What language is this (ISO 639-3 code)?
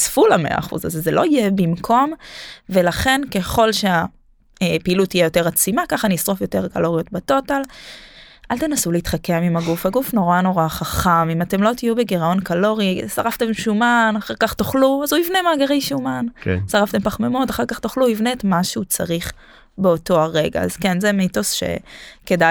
heb